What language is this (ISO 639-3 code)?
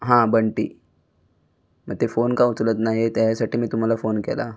mar